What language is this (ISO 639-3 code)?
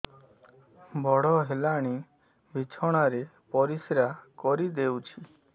ori